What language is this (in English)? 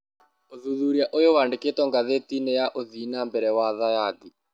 Kikuyu